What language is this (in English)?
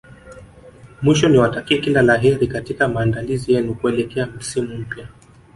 Swahili